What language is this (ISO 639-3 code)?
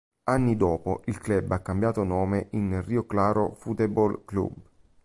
ita